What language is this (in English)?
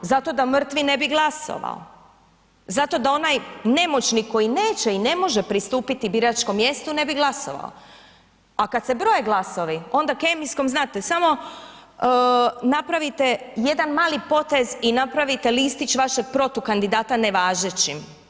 Croatian